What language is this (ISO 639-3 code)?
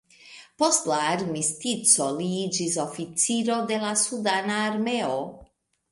epo